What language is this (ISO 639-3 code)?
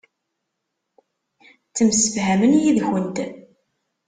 kab